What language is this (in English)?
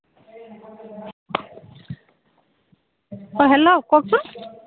Assamese